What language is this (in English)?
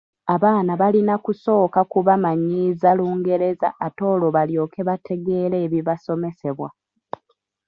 Ganda